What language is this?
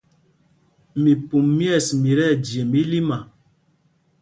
Mpumpong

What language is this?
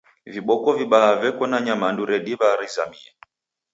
Taita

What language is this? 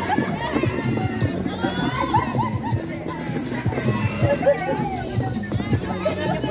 Indonesian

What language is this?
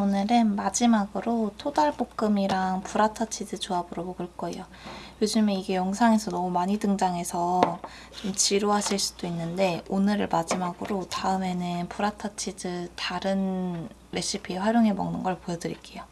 Korean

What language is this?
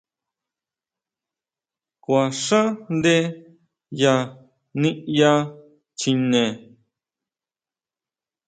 Huautla Mazatec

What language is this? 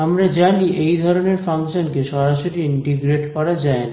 Bangla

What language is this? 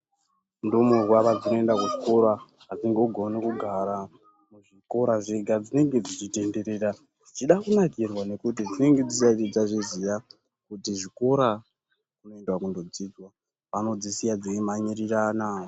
Ndau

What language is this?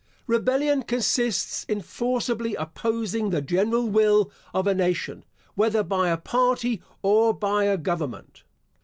English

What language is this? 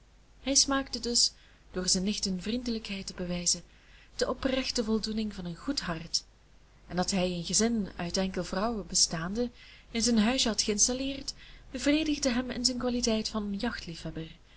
Dutch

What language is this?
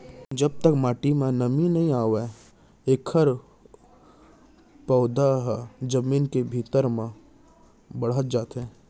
Chhattisgarhi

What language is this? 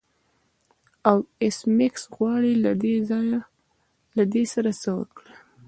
Pashto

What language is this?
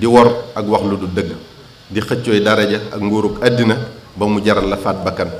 Indonesian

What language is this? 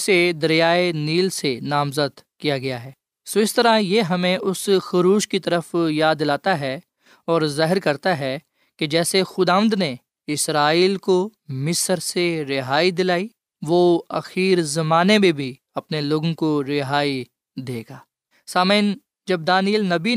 Urdu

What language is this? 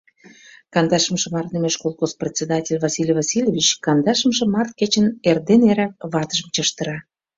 Mari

